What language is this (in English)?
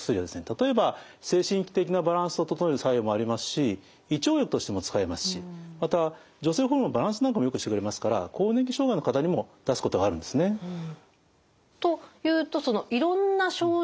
Japanese